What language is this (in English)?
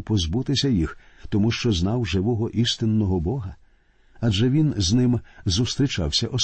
Ukrainian